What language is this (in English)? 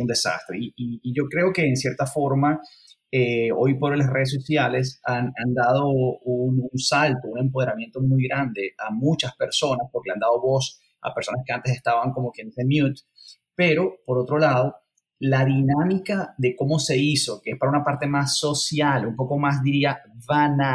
Spanish